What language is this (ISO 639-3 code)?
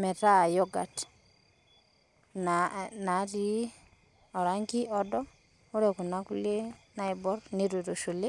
mas